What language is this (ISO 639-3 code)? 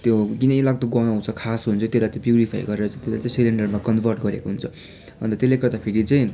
nep